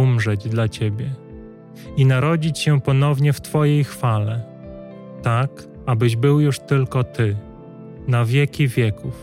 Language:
Polish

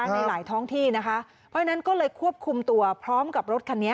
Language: Thai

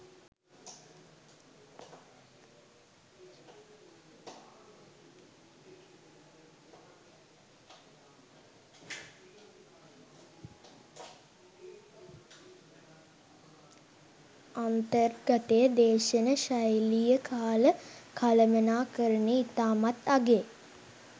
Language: Sinhala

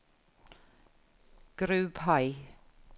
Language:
Norwegian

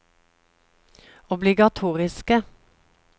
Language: Norwegian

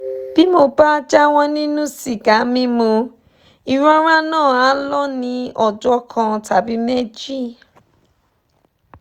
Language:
Yoruba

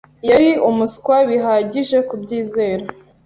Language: Kinyarwanda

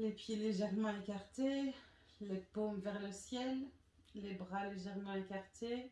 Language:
French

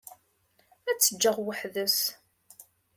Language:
Kabyle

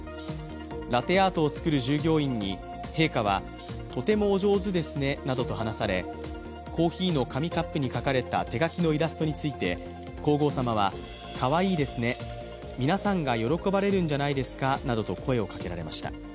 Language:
Japanese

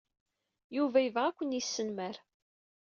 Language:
Kabyle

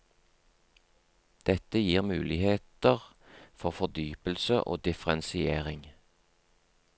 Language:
Norwegian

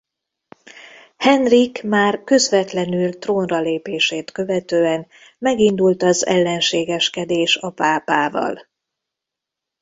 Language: Hungarian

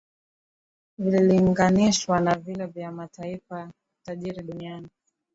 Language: Swahili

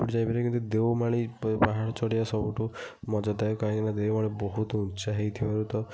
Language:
Odia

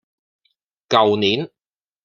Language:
Cantonese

